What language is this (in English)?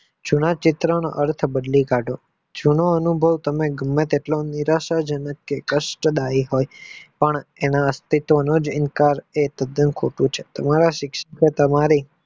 Gujarati